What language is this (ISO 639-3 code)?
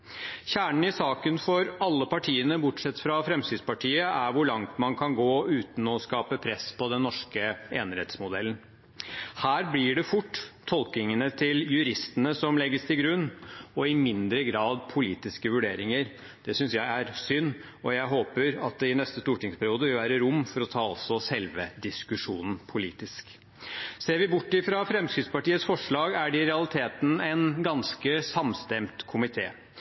nob